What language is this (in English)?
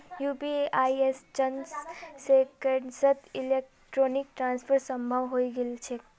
Magahi